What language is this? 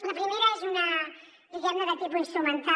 Catalan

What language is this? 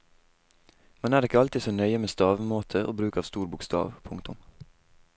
Norwegian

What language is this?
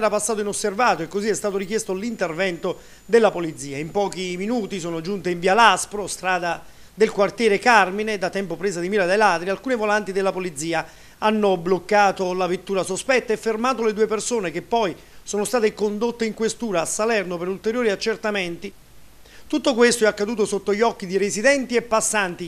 Italian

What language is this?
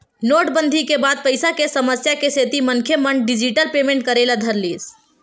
Chhattisgarhi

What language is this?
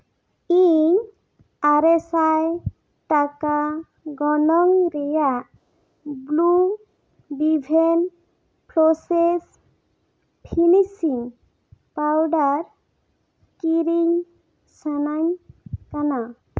Santali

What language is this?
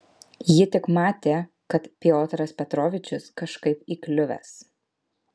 Lithuanian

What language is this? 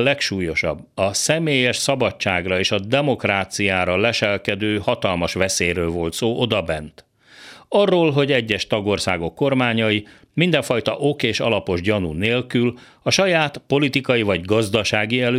Hungarian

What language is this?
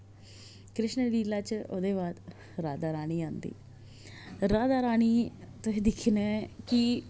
Dogri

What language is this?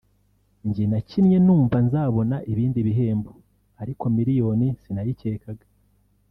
Kinyarwanda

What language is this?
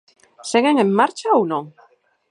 Galician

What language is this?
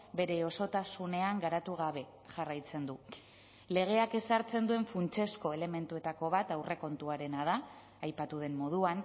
Basque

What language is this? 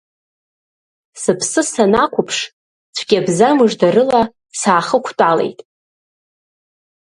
Abkhazian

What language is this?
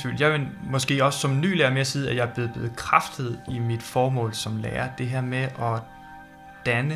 Danish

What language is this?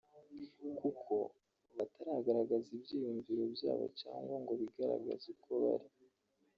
Kinyarwanda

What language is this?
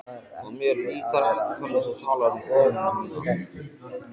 Icelandic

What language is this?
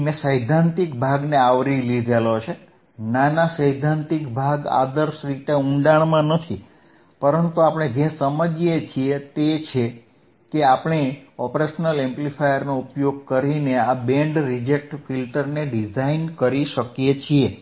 Gujarati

